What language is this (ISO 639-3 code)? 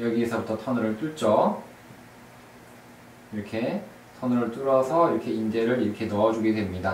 kor